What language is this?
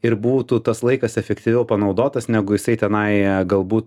Lithuanian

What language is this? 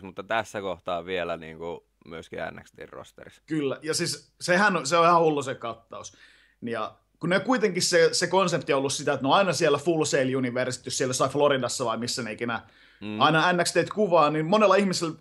Finnish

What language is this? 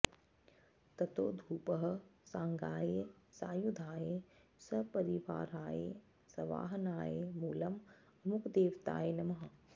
Sanskrit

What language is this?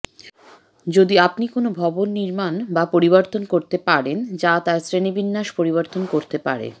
Bangla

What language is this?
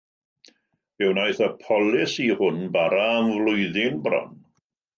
Welsh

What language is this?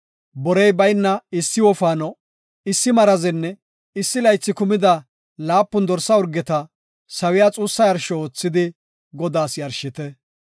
Gofa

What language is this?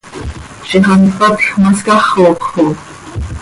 Seri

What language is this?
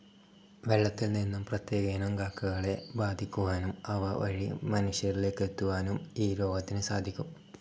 Malayalam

